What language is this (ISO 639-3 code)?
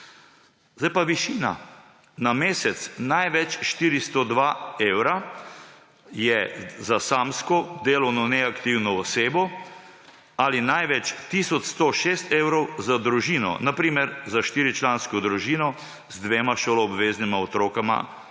slv